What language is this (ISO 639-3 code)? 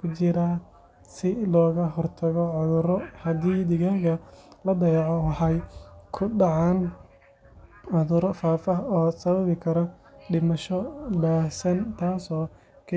som